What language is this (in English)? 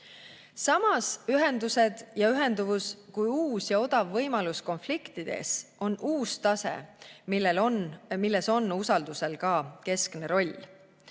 Estonian